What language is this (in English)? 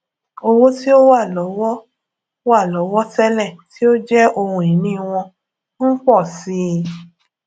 Yoruba